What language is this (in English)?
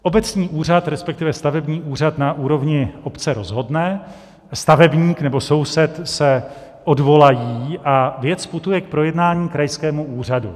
Czech